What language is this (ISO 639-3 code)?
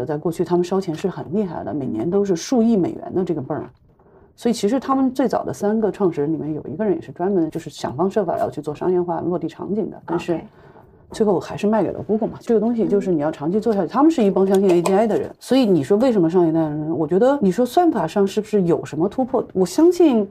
zho